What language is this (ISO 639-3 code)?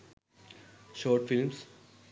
sin